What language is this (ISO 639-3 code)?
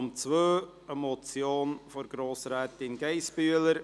gsw